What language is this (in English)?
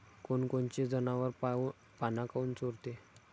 Marathi